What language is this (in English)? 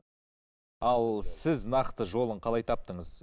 Kazakh